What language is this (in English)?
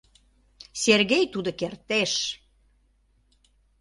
Mari